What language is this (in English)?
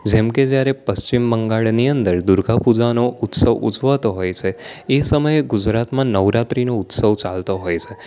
Gujarati